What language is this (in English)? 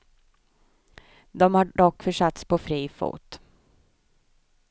Swedish